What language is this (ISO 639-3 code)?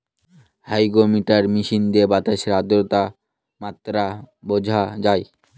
ben